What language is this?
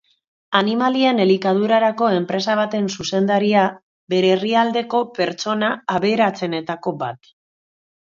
Basque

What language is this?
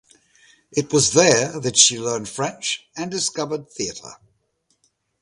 English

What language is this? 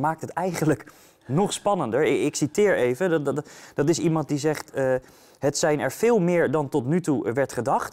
Dutch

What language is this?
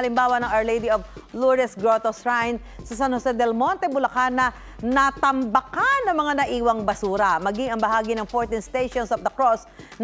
Filipino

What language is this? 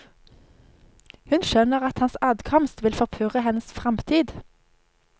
Norwegian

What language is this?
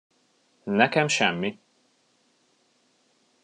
Hungarian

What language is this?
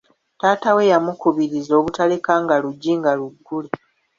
Ganda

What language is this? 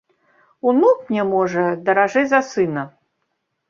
Belarusian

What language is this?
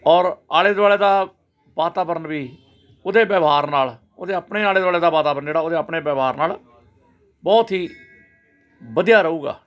Punjabi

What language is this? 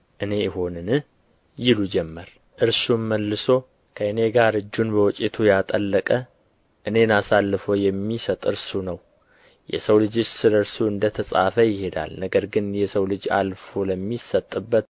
Amharic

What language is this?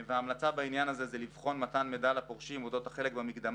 Hebrew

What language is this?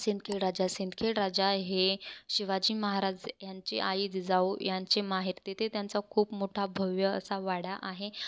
Marathi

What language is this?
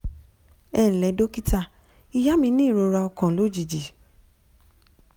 Yoruba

